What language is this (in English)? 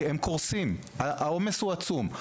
Hebrew